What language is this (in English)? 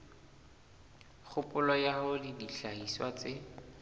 Southern Sotho